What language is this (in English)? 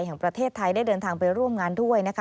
Thai